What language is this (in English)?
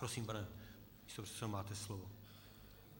Czech